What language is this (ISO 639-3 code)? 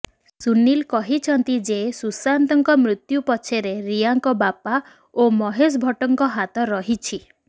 ori